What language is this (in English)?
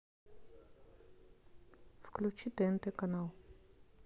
Russian